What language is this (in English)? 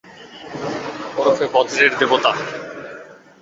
Bangla